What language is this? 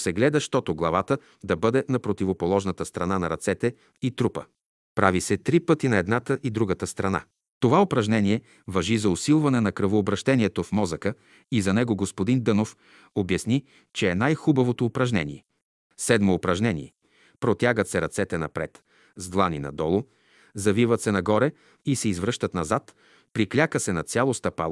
Bulgarian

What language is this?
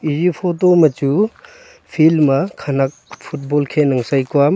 Wancho Naga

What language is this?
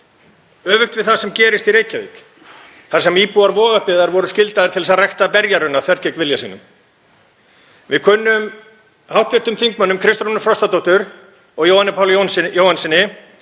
Icelandic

